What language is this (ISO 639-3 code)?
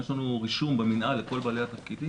heb